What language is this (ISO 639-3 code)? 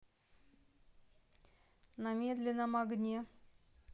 rus